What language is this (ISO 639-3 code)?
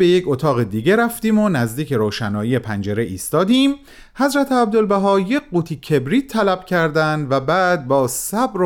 fas